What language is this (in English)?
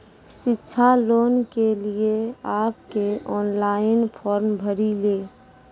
Maithili